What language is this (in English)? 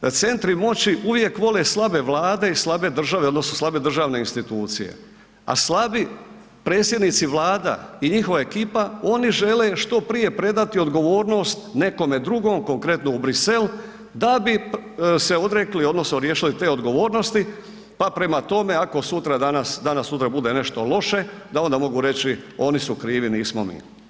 Croatian